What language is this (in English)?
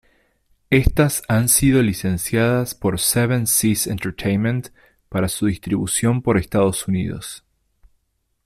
Spanish